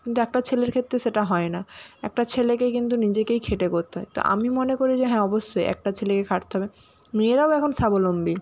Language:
Bangla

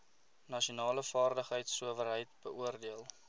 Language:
Afrikaans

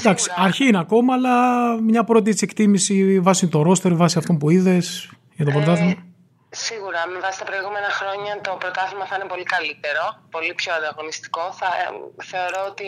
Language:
Greek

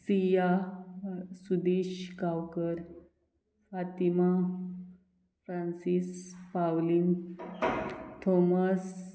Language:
Konkani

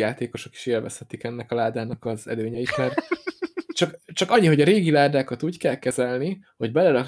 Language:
Hungarian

